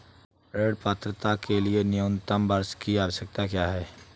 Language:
Hindi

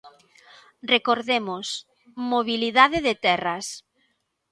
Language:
Galician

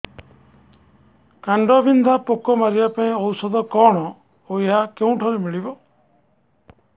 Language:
Odia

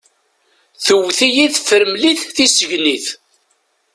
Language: Kabyle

